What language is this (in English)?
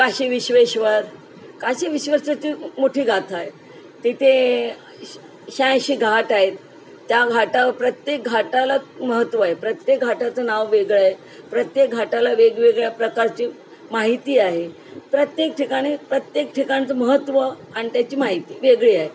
Marathi